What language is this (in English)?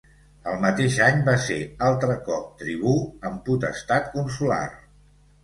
Catalan